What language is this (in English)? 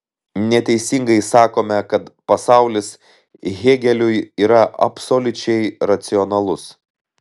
Lithuanian